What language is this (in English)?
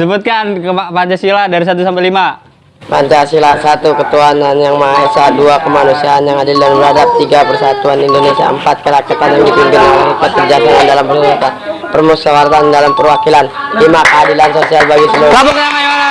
Indonesian